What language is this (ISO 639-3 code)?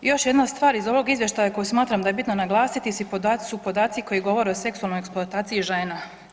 hrv